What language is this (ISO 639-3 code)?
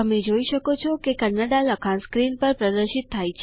guj